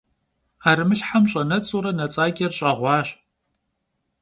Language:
Kabardian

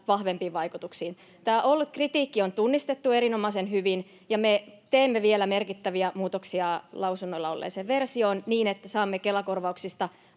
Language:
Finnish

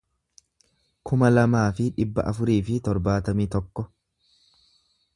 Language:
Oromo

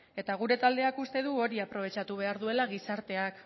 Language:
Basque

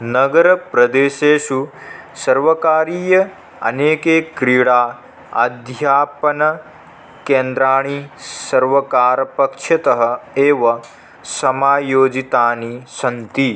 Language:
Sanskrit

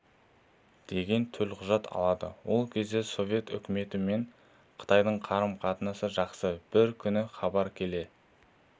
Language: Kazakh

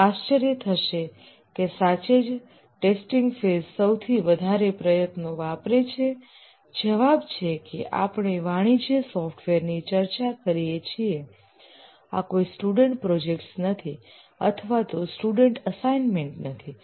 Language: Gujarati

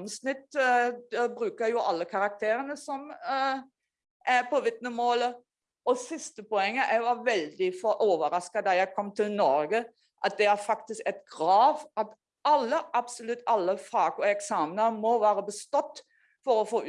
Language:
Norwegian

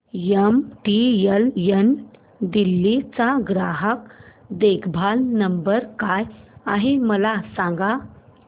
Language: Marathi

